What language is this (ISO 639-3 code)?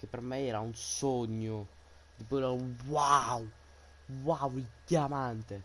ita